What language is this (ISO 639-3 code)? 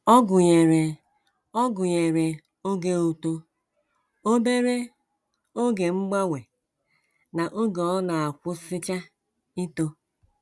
ibo